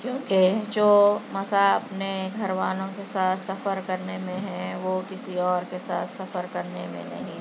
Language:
Urdu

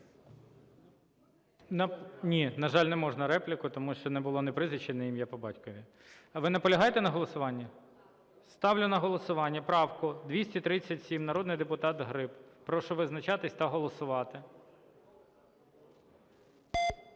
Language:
Ukrainian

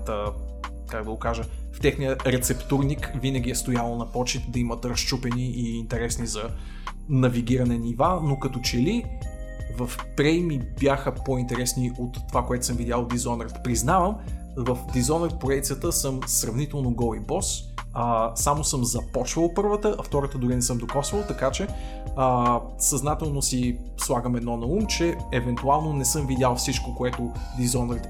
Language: Bulgarian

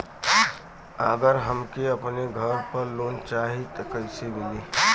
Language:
Bhojpuri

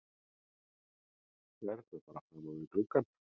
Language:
Icelandic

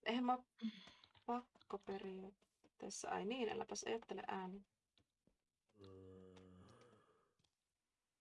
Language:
Finnish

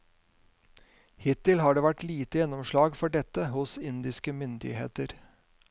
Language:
Norwegian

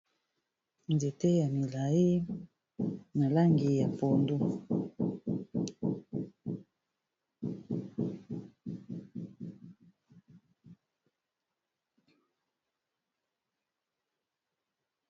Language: Lingala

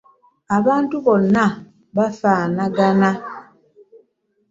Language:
Ganda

